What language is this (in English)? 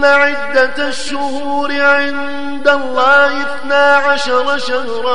Arabic